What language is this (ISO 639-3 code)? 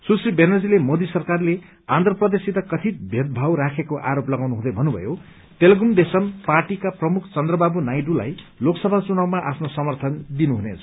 nep